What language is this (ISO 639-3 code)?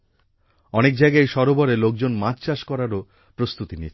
ben